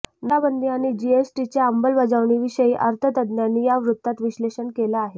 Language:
Marathi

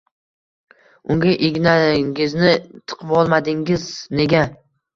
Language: Uzbek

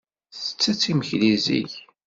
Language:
Kabyle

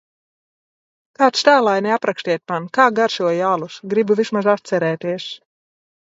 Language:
Latvian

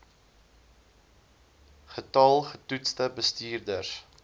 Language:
Afrikaans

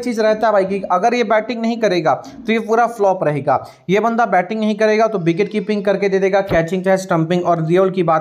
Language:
Hindi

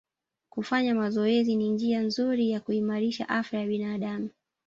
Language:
Swahili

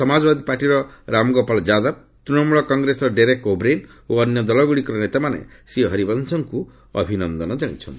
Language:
Odia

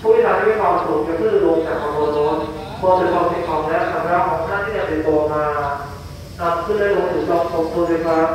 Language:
Thai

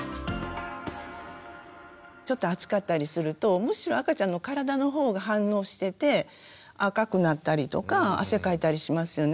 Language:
Japanese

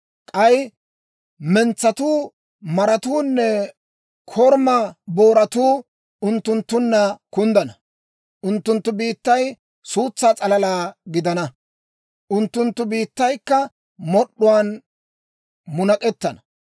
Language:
Dawro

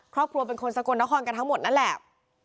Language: Thai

